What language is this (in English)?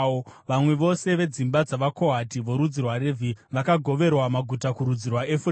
Shona